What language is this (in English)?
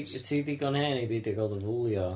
Welsh